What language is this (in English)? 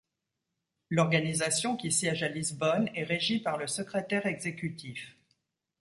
French